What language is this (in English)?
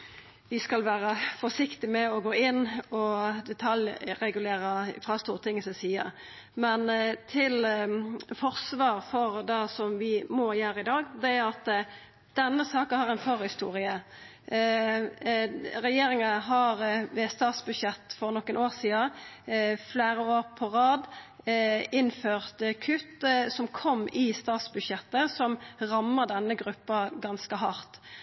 Norwegian Nynorsk